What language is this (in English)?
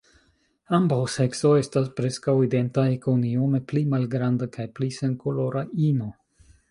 Esperanto